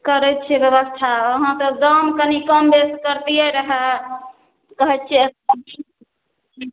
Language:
Maithili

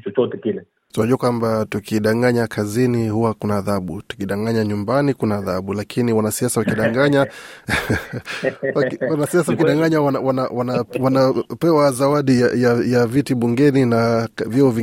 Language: Swahili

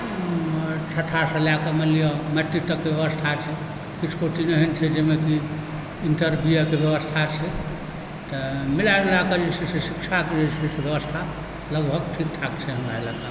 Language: Maithili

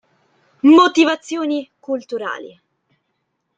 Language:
Italian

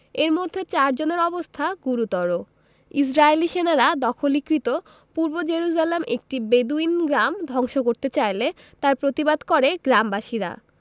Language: Bangla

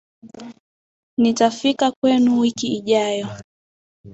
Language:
Swahili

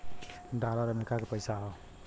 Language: Bhojpuri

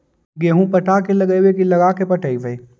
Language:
Magahi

